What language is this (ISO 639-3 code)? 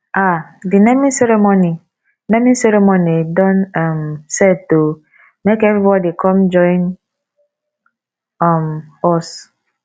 pcm